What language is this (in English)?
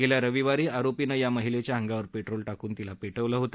Marathi